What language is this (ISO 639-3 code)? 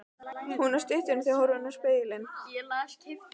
isl